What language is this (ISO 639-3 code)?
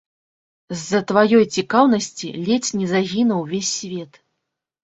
bel